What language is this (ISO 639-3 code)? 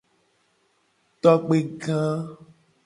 gej